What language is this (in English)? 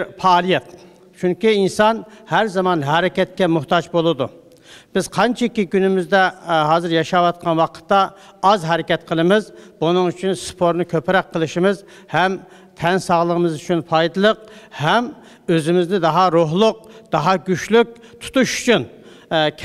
Turkish